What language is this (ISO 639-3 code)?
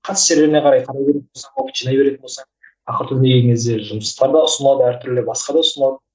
kaz